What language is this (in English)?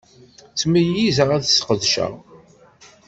Kabyle